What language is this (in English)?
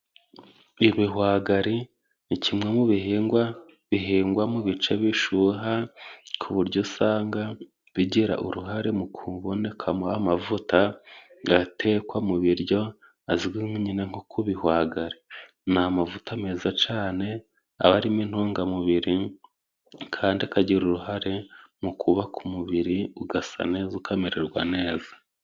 Kinyarwanda